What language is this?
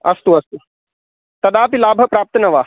Sanskrit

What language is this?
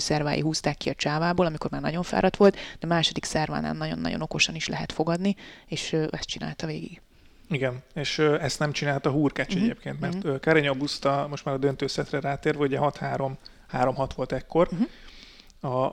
Hungarian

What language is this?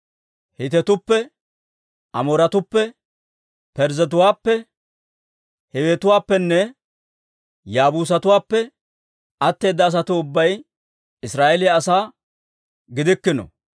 Dawro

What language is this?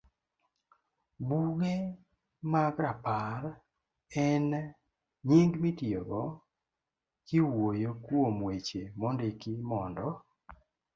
Luo (Kenya and Tanzania)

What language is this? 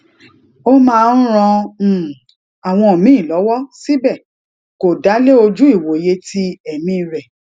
Yoruba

